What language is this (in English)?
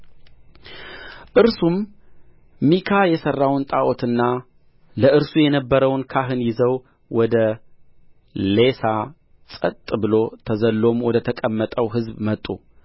Amharic